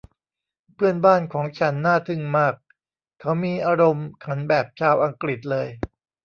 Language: Thai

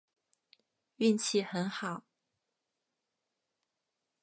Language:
Chinese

